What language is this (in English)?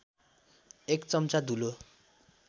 Nepali